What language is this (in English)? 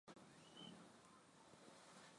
Swahili